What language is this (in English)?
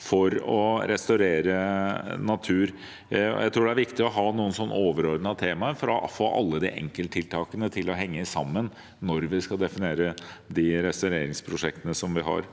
Norwegian